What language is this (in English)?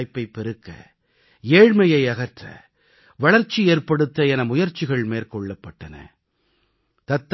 Tamil